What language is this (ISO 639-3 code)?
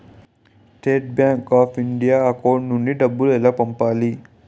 tel